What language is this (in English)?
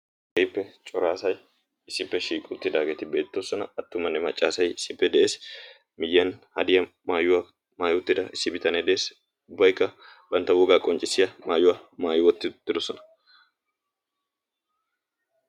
Wolaytta